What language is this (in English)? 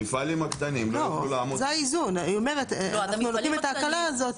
Hebrew